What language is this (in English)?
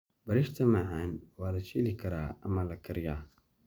Somali